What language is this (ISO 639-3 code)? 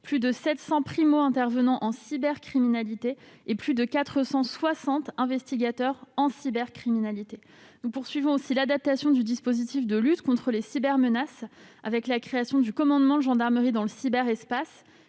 fra